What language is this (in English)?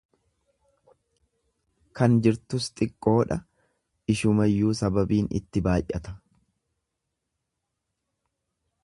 Oromo